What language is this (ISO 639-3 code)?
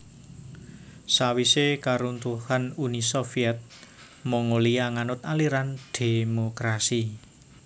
jav